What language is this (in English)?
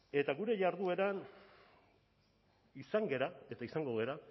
Basque